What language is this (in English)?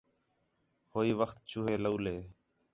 Khetrani